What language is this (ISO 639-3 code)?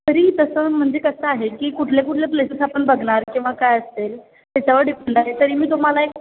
mar